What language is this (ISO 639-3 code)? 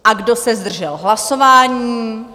ces